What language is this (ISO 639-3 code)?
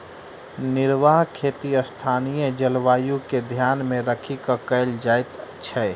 mai